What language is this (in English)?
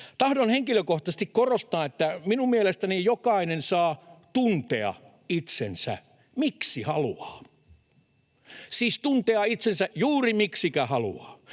Finnish